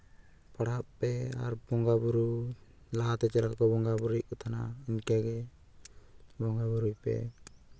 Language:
Santali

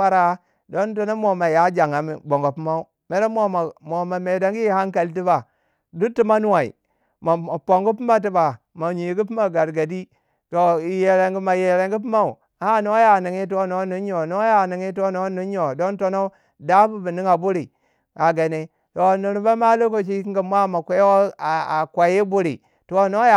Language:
Waja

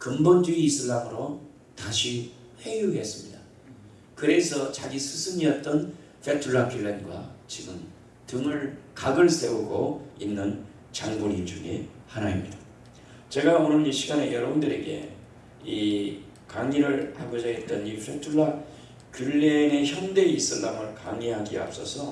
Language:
Korean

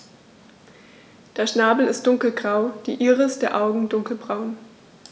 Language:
German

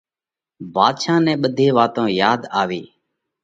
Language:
Parkari Koli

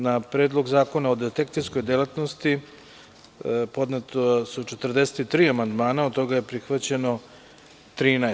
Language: Serbian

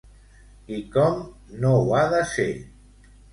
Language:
Catalan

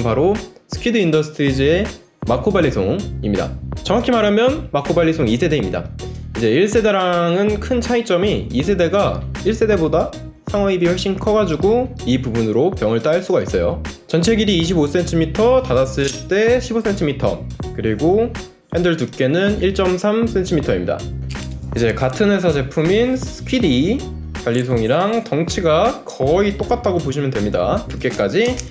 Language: Korean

